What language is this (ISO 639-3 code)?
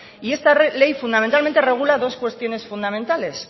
spa